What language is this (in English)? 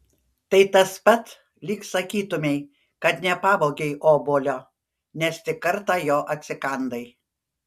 Lithuanian